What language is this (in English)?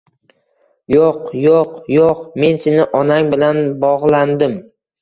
Uzbek